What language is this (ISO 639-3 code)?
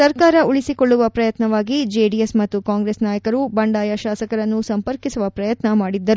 kan